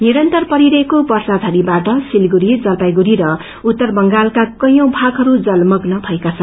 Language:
Nepali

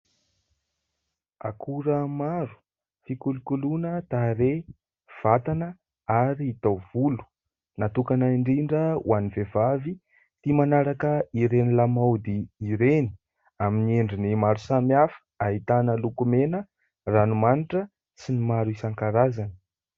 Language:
Malagasy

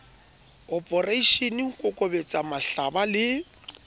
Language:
Southern Sotho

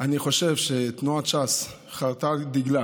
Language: Hebrew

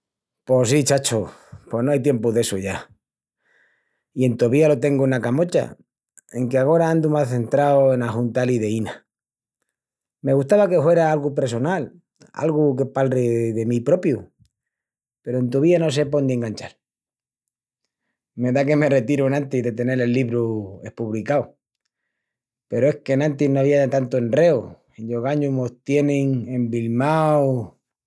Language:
Extremaduran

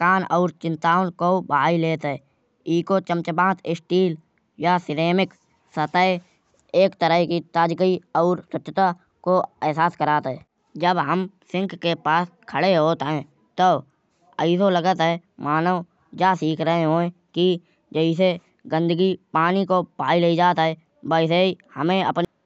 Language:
Kanauji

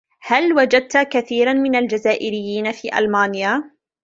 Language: Arabic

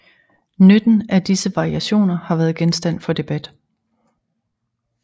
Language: Danish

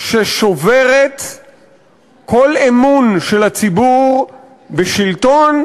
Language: Hebrew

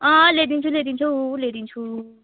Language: Nepali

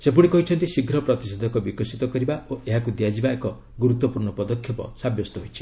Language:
Odia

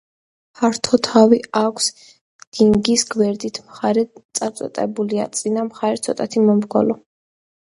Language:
Georgian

